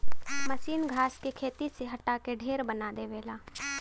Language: Bhojpuri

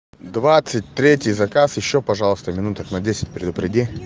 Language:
Russian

